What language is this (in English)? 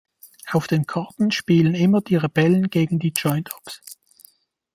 German